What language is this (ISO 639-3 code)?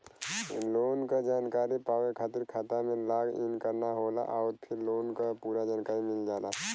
bho